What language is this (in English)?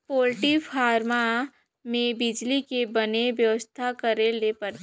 Chhattisgarhi